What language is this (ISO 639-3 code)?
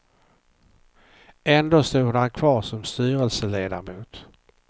swe